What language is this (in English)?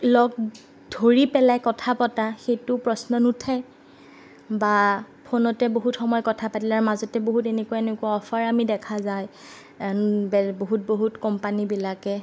Assamese